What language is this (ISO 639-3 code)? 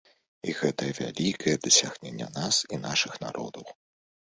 bel